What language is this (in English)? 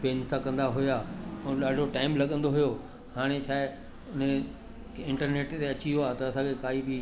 Sindhi